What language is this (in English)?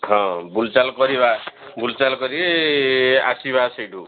Odia